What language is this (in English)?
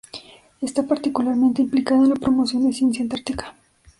Spanish